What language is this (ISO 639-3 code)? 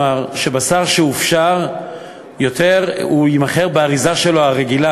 heb